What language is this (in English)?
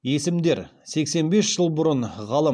Kazakh